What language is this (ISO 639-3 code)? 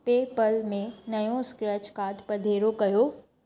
snd